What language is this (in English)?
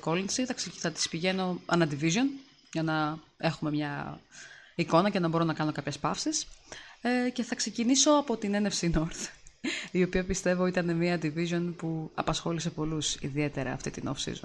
Greek